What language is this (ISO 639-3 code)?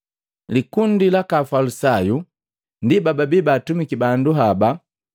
mgv